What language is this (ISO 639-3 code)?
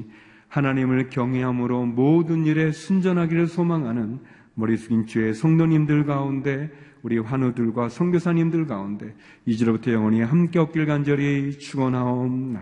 kor